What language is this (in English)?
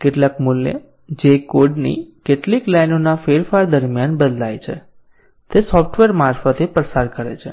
Gujarati